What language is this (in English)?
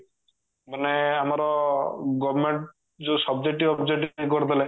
Odia